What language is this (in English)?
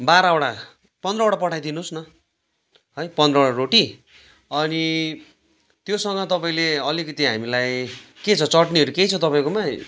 Nepali